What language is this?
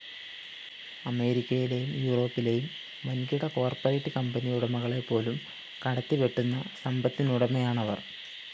Malayalam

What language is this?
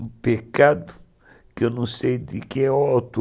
Portuguese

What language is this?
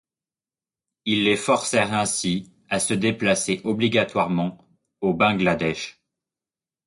French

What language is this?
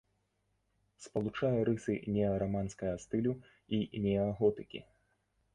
Belarusian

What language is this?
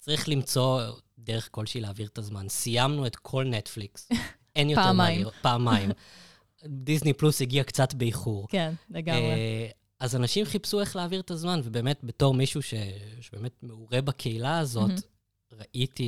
Hebrew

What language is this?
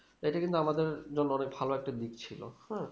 Bangla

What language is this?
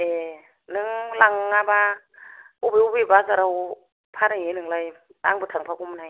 Bodo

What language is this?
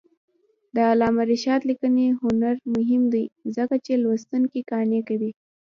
Pashto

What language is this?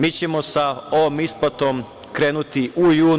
Serbian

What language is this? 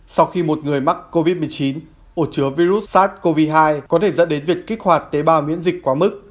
Vietnamese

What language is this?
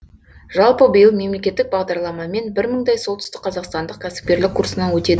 Kazakh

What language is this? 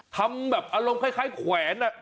Thai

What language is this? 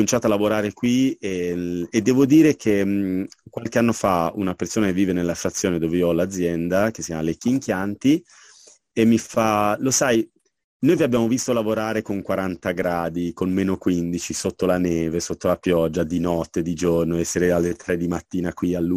Italian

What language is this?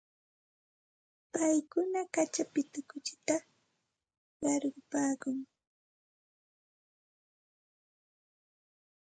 Santa Ana de Tusi Pasco Quechua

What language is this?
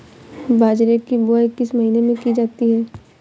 Hindi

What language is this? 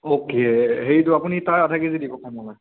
Assamese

